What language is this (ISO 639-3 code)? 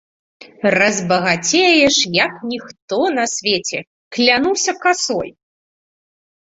bel